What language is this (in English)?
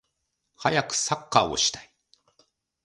Japanese